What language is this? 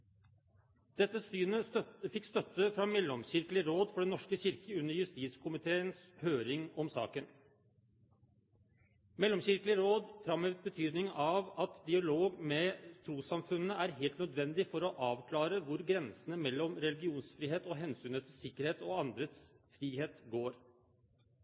Norwegian Bokmål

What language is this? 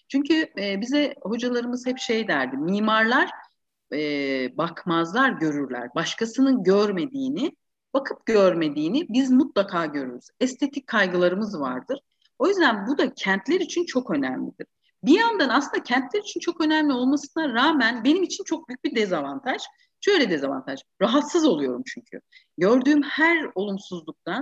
Turkish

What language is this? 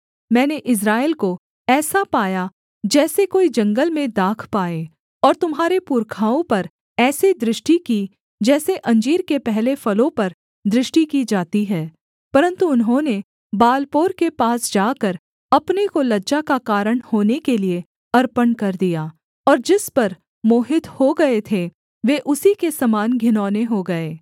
Hindi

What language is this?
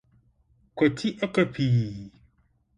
Akan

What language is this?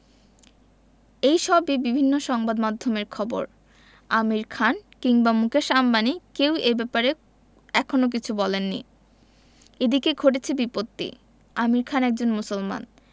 Bangla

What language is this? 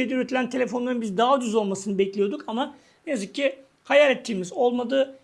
Turkish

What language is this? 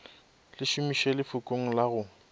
Northern Sotho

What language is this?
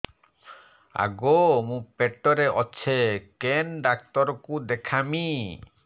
Odia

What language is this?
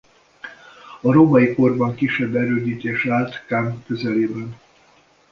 Hungarian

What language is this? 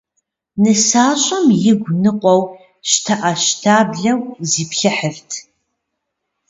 Kabardian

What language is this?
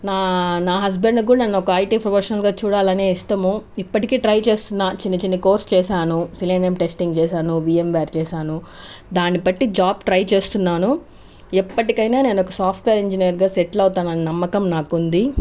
Telugu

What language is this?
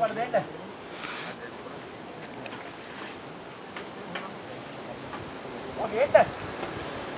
Indonesian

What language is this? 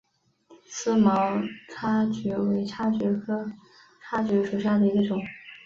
Chinese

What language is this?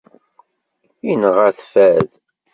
Kabyle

